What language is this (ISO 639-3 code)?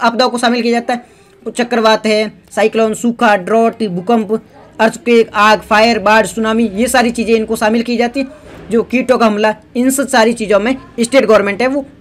hin